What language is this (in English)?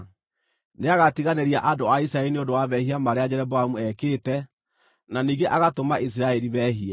Kikuyu